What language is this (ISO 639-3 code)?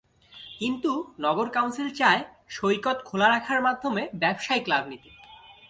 ben